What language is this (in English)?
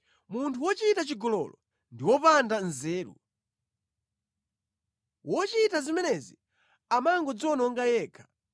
Nyanja